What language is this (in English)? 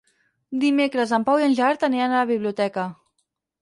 Catalan